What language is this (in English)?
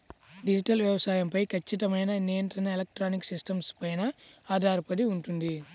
Telugu